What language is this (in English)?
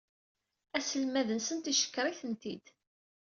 Kabyle